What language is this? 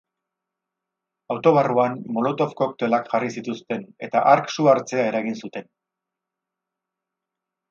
Basque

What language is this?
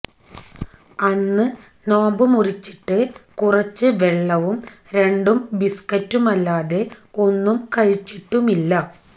Malayalam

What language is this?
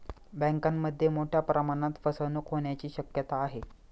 Marathi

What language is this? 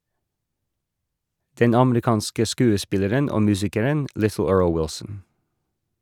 Norwegian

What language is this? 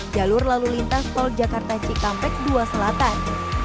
Indonesian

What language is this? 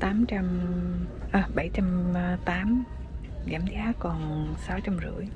Vietnamese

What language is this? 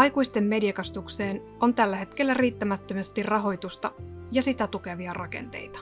Finnish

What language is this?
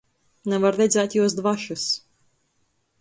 Latgalian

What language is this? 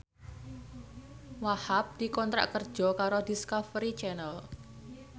Javanese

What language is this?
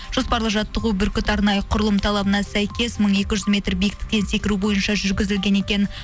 Kazakh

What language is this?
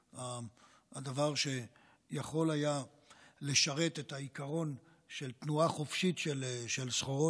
Hebrew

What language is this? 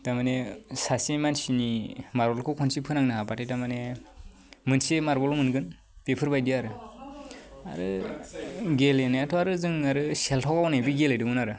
Bodo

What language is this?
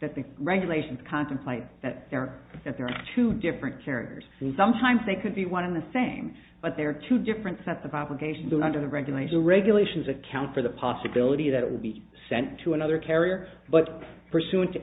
English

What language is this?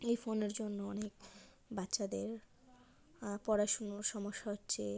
Bangla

